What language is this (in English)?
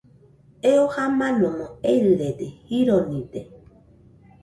Nüpode Huitoto